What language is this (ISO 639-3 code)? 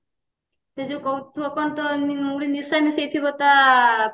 ori